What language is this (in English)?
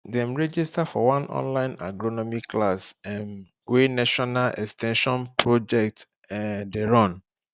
Nigerian Pidgin